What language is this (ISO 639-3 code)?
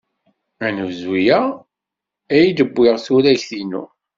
kab